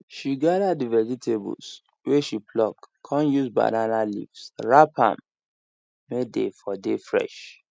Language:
Nigerian Pidgin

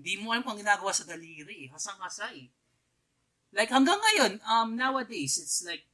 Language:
Filipino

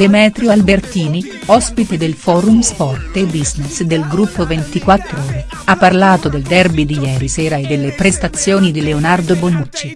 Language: Italian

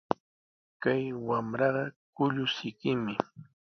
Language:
Sihuas Ancash Quechua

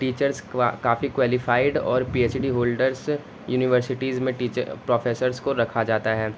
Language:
Urdu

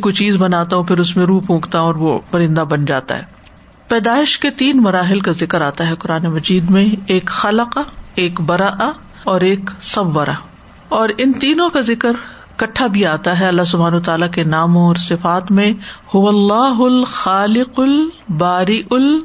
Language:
Urdu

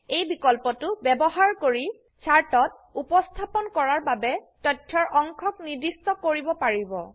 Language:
Assamese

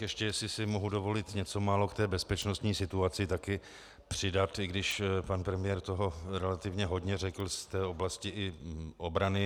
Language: Czech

